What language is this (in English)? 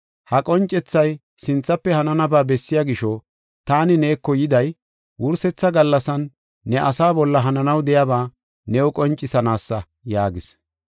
Gofa